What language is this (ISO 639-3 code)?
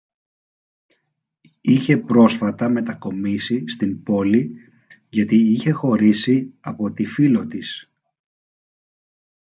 ell